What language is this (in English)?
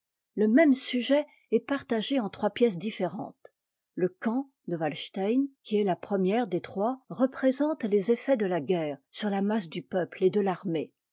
French